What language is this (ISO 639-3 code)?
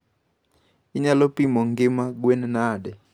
luo